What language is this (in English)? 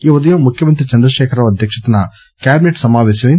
Telugu